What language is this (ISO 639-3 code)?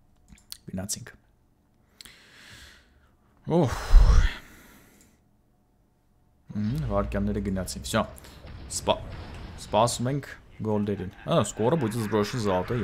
deu